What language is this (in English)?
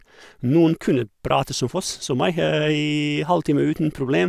Norwegian